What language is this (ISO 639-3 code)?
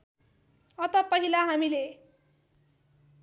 nep